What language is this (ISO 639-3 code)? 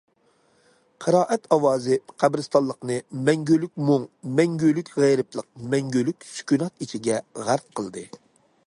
uig